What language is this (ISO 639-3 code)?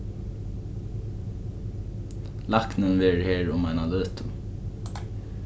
fao